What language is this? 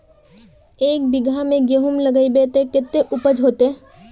Magahi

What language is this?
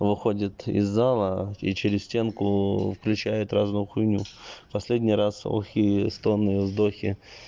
Russian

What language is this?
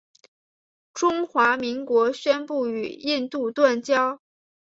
Chinese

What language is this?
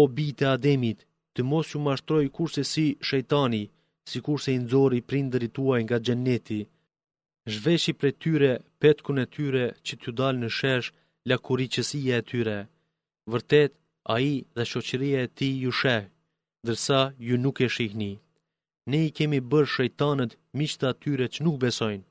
Greek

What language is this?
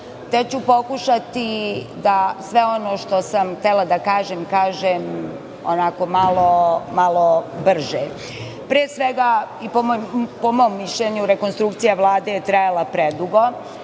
Serbian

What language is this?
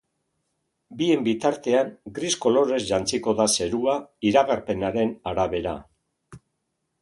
Basque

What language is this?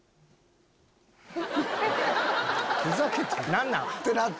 Japanese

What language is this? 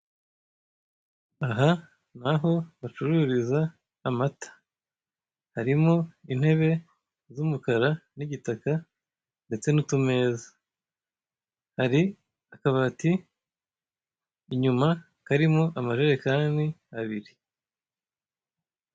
Kinyarwanda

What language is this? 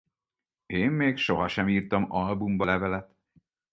Hungarian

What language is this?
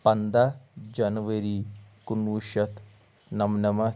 Kashmiri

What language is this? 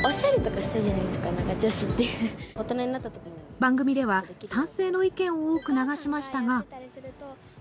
Japanese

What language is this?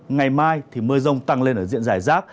Vietnamese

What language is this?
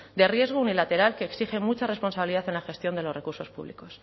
Spanish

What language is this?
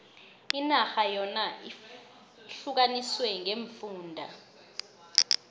South Ndebele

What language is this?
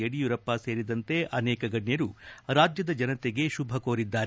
Kannada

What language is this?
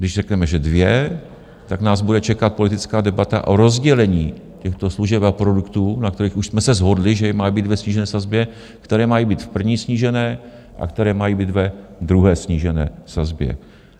Czech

